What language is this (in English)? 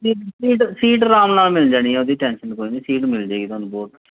Punjabi